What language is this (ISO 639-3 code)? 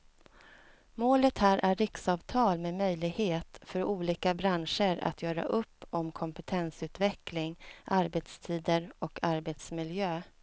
swe